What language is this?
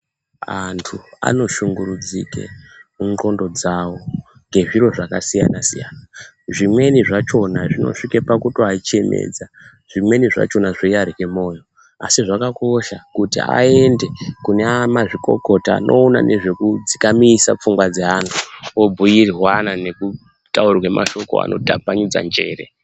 Ndau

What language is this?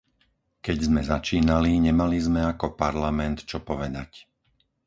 Slovak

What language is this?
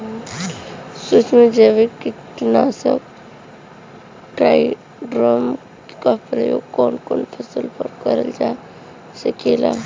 Bhojpuri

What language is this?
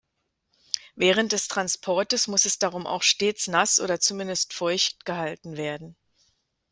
German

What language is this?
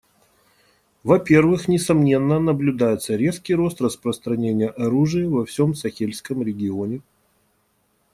Russian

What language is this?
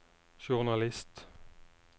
Norwegian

